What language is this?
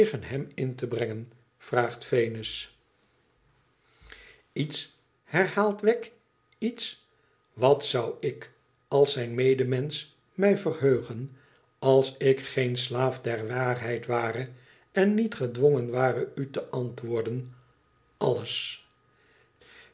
Dutch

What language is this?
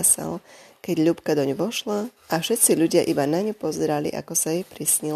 Slovak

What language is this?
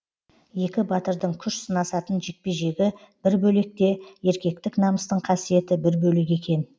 Kazakh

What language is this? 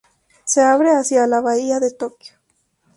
Spanish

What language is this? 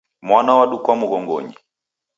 Taita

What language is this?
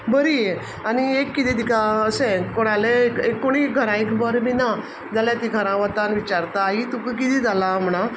Konkani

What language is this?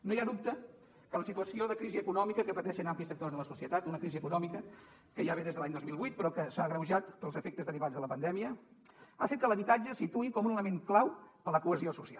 Catalan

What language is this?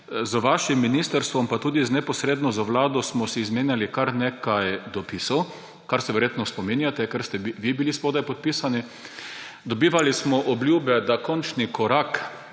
Slovenian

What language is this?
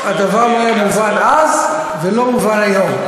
Hebrew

